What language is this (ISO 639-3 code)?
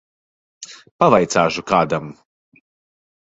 lav